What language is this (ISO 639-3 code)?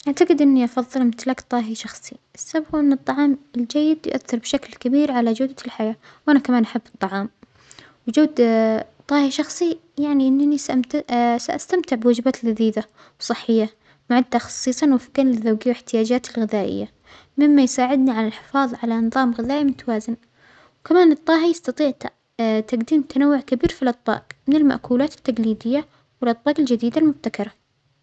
acx